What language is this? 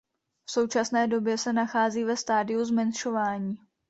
Czech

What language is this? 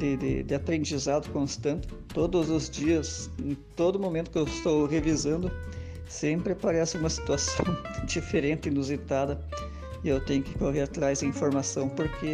Portuguese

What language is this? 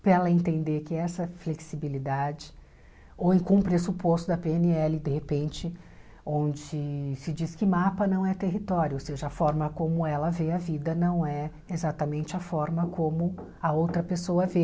Portuguese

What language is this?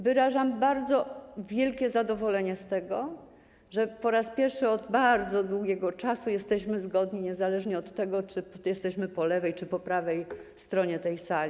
Polish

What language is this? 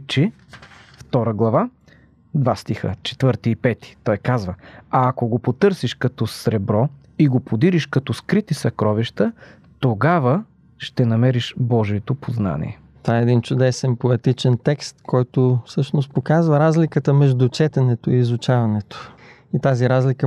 Bulgarian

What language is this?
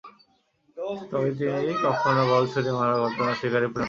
Bangla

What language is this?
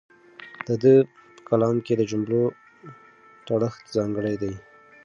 Pashto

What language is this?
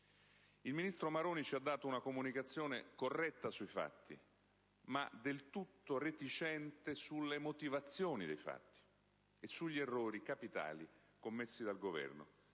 Italian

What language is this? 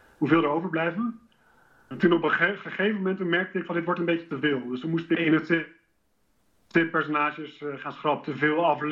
Dutch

